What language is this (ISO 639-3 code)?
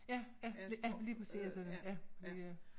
dan